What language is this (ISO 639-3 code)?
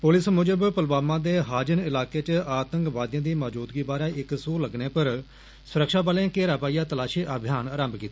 doi